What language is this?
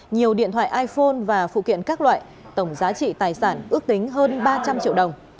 Vietnamese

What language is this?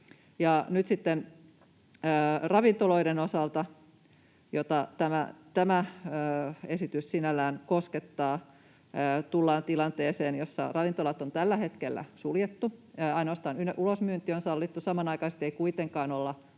Finnish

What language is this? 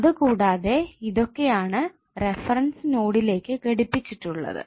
Malayalam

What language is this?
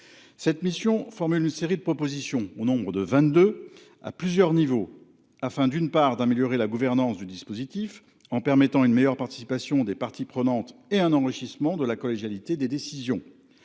French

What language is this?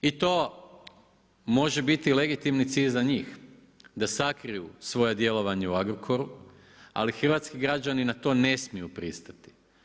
Croatian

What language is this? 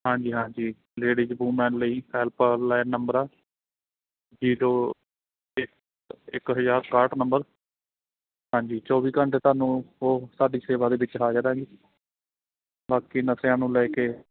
Punjabi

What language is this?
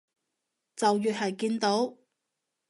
Cantonese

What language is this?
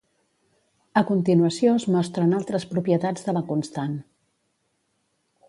Catalan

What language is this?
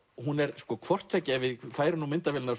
Icelandic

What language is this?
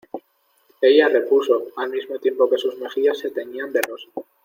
Spanish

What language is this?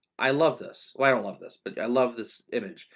English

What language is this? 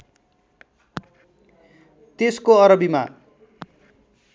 Nepali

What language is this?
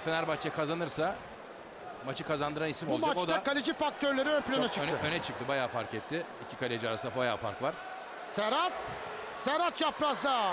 Turkish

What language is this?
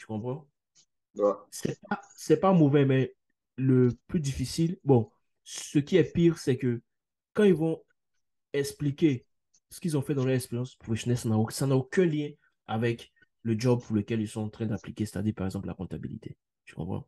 French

